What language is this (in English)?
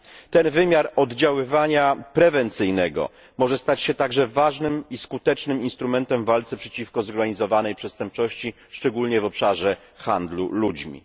Polish